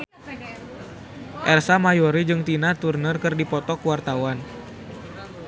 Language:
Sundanese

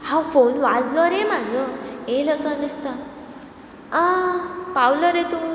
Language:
Konkani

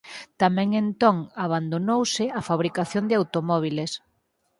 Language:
Galician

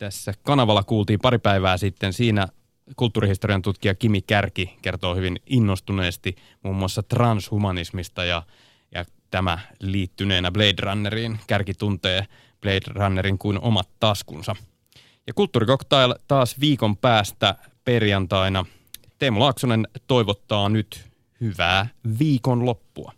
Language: Finnish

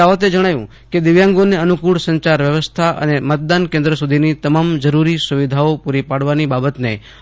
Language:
Gujarati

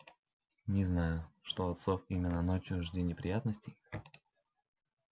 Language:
Russian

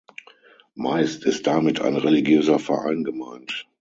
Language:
German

